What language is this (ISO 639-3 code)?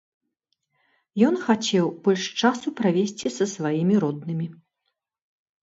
bel